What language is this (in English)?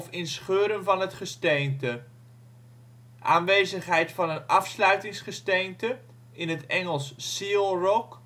Dutch